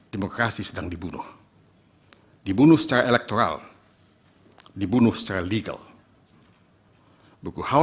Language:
Indonesian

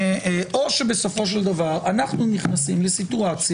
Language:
Hebrew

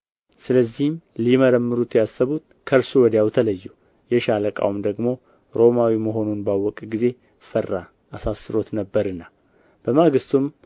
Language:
Amharic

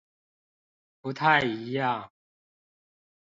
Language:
Chinese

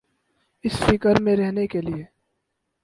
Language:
Urdu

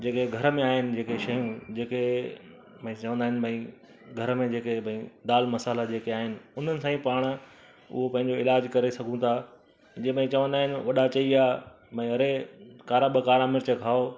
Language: Sindhi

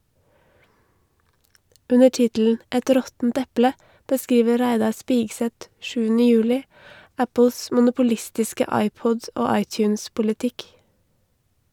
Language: Norwegian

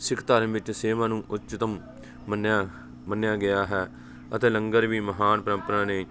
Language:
Punjabi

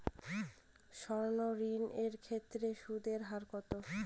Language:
Bangla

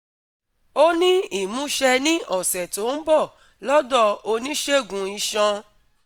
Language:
Yoruba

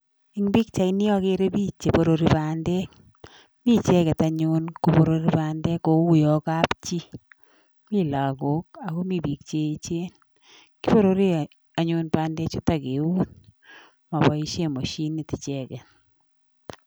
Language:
Kalenjin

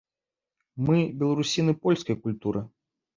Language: Belarusian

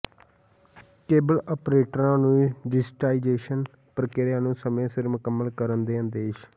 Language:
Punjabi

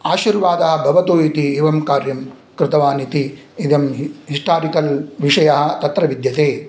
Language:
Sanskrit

